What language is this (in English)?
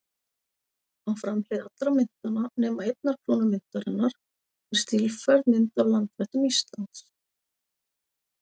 Icelandic